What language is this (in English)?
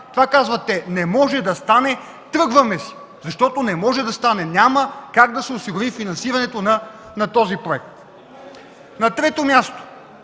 Bulgarian